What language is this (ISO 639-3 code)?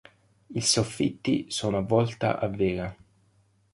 ita